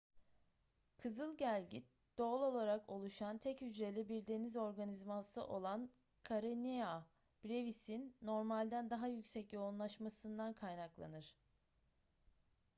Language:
Turkish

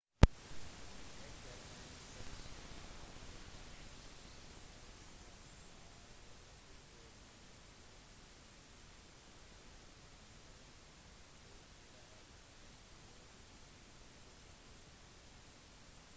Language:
Norwegian Bokmål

